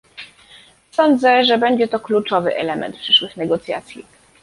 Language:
Polish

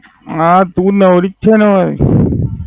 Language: Gujarati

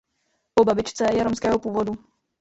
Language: Czech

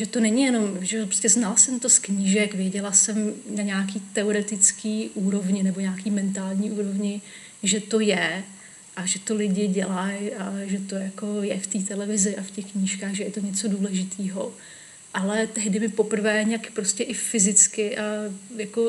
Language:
Czech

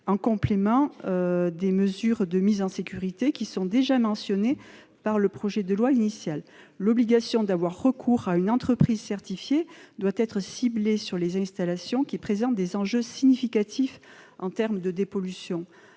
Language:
French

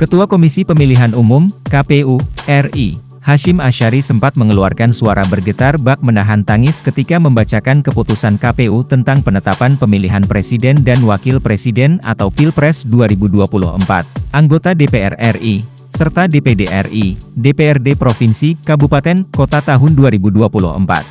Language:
Indonesian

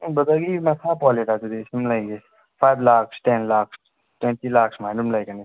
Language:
Manipuri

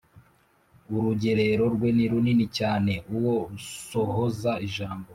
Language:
Kinyarwanda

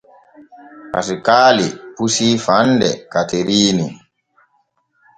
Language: Borgu Fulfulde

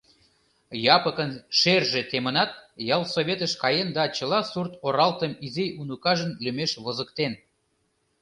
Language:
Mari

